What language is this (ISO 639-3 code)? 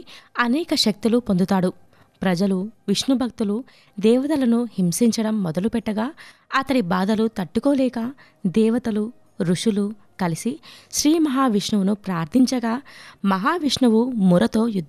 tel